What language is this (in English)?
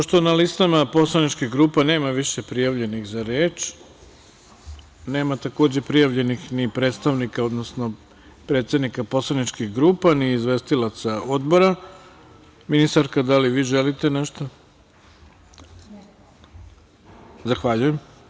Serbian